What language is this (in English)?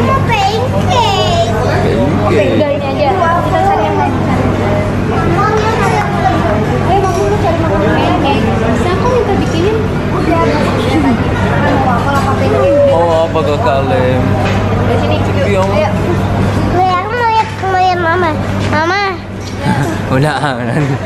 Indonesian